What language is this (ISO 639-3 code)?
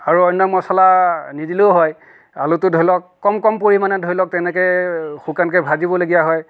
asm